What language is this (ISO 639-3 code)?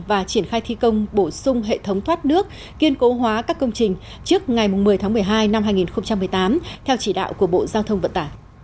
vie